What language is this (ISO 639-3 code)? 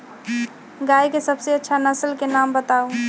mag